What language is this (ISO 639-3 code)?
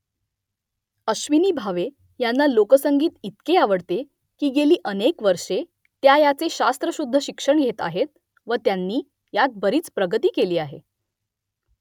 mar